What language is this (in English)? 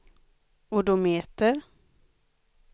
Swedish